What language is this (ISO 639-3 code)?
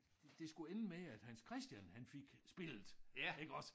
dan